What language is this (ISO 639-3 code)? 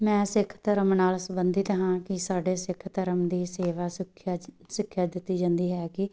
pan